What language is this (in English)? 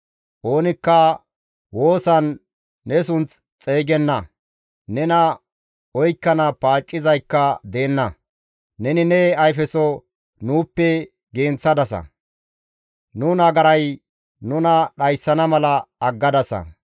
Gamo